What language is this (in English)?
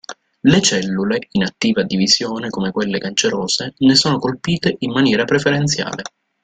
Italian